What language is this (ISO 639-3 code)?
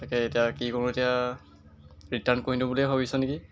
asm